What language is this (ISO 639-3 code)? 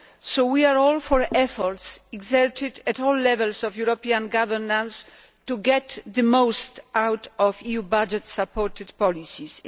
eng